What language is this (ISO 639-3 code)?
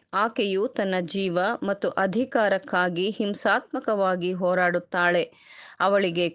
kan